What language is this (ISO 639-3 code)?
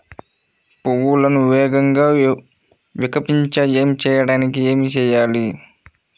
tel